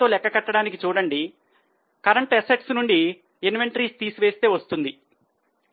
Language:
Telugu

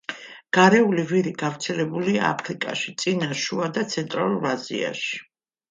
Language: Georgian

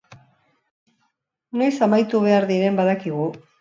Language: Basque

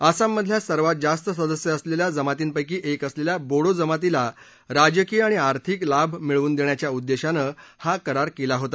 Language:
Marathi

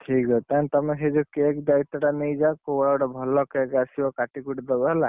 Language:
Odia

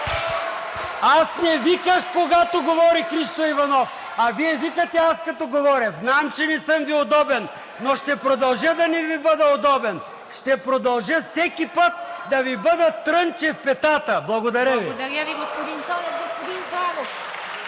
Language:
Bulgarian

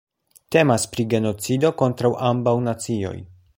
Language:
Esperanto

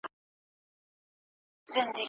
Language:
Pashto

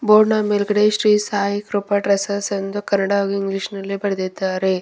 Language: Kannada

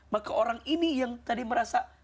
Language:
Indonesian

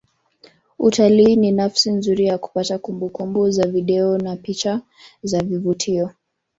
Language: Swahili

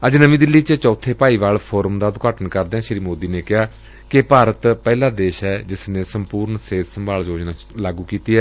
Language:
Punjabi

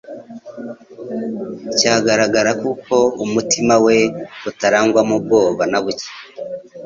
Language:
Kinyarwanda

